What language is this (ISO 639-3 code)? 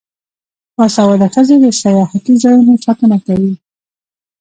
pus